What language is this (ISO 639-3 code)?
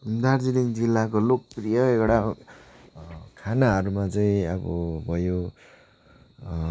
nep